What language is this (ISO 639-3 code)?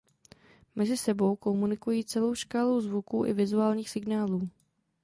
ces